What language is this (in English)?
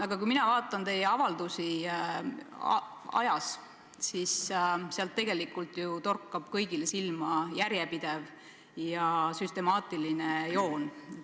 Estonian